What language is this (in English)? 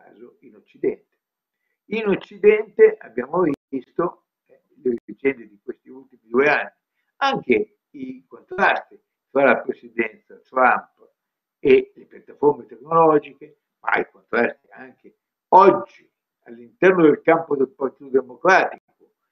Italian